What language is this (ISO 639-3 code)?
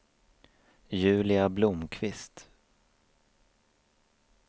swe